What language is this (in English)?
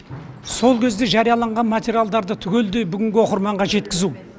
Kazakh